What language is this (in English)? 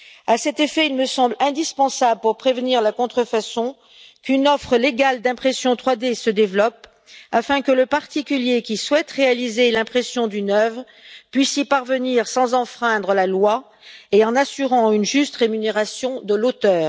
French